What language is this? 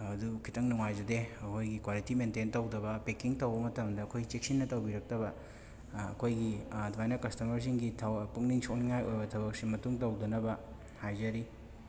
Manipuri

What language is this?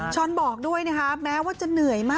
Thai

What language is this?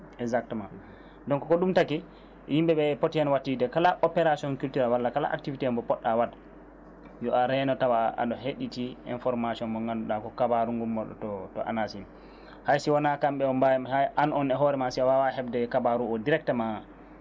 Fula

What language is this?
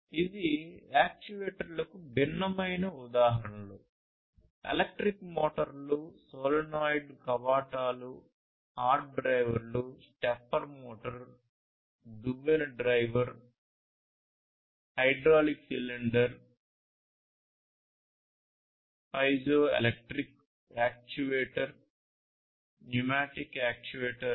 Telugu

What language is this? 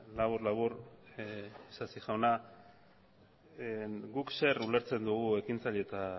Basque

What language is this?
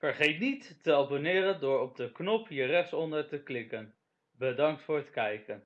Dutch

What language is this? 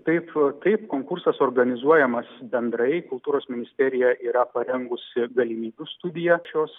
Lithuanian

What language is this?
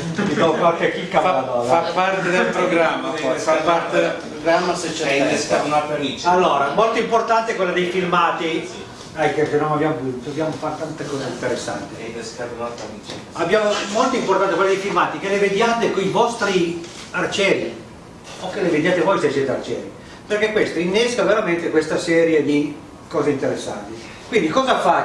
Italian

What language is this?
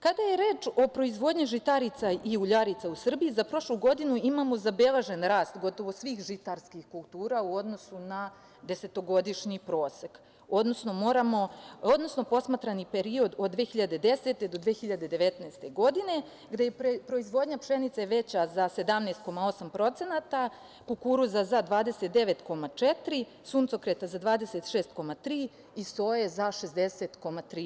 Serbian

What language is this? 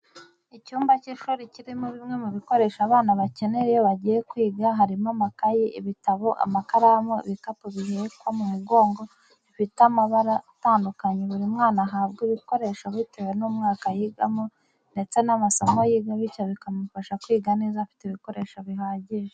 Kinyarwanda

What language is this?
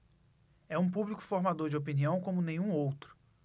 Portuguese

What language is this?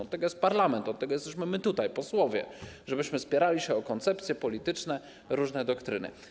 Polish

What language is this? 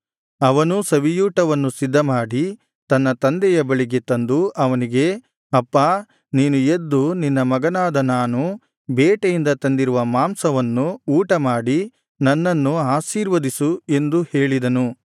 Kannada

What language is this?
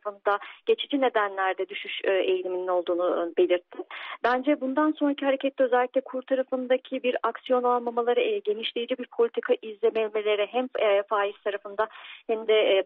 Turkish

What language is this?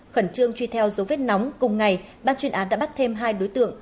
Vietnamese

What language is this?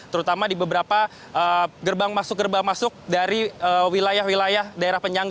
Indonesian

